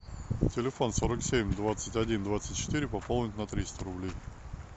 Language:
Russian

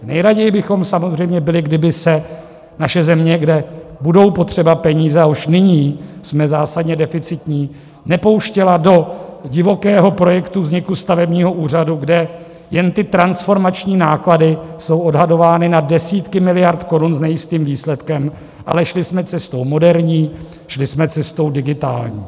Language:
Czech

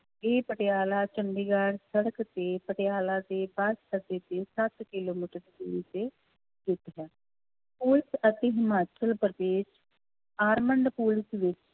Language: Punjabi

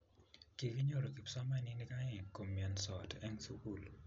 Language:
Kalenjin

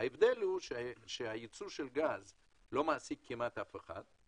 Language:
Hebrew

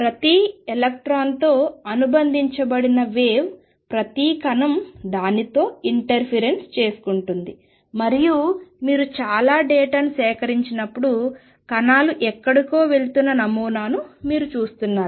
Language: Telugu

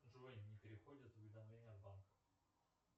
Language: Russian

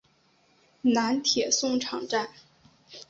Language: Chinese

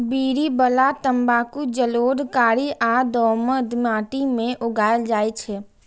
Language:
Maithili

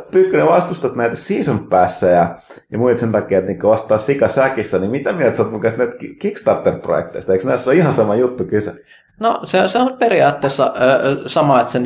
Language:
Finnish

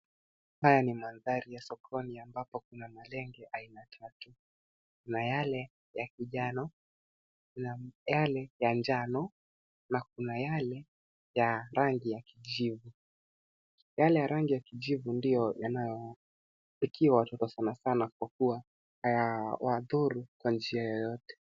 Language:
Swahili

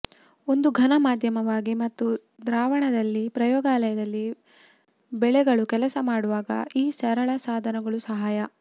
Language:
Kannada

